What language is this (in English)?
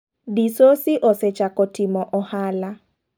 Luo (Kenya and Tanzania)